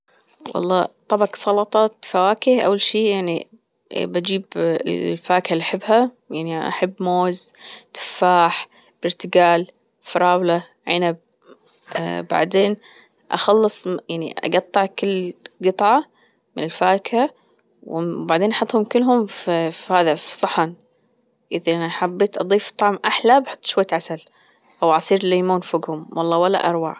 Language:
Gulf Arabic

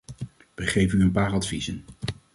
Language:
Dutch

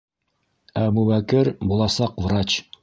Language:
Bashkir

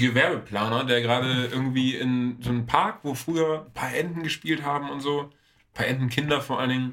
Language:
German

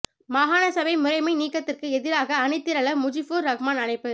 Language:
Tamil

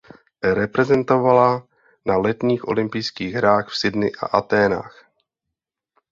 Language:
Czech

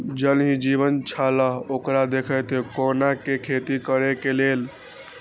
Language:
Maithili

